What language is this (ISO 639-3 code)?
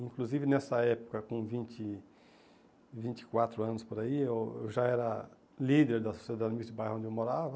por